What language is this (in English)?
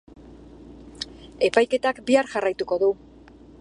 Basque